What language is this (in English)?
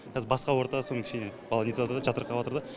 Kazakh